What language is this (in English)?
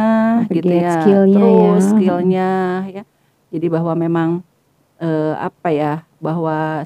Indonesian